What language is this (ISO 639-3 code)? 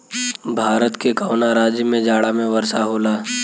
bho